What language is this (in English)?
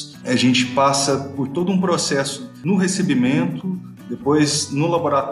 Portuguese